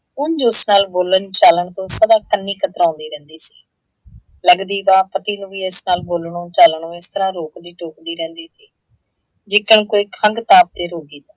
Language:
Punjabi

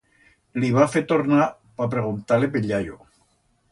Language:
Aragonese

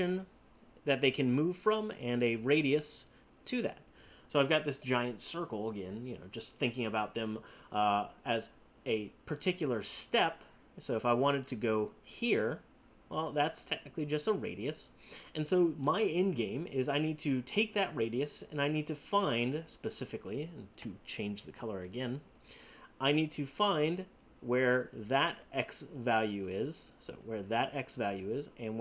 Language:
English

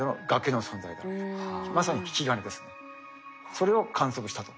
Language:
Japanese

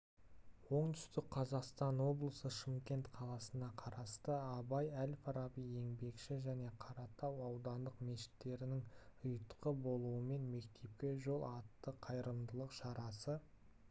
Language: Kazakh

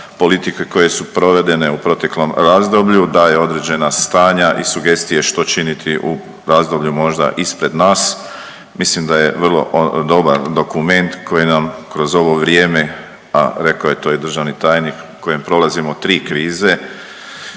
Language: Croatian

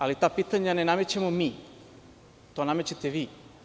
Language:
Serbian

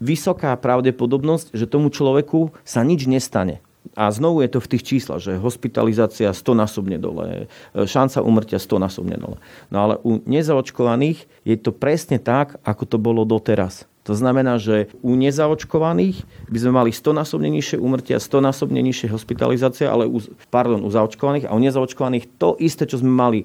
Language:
Slovak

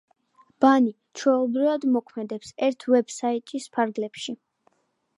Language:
Georgian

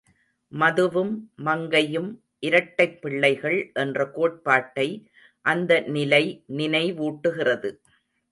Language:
Tamil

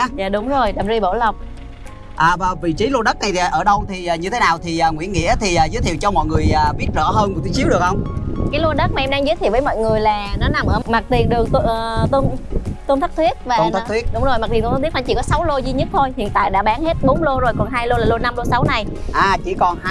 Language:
Vietnamese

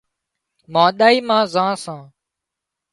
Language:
Wadiyara Koli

